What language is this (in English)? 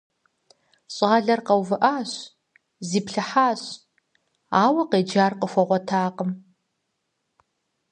Kabardian